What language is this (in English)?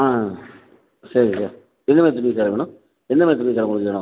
Tamil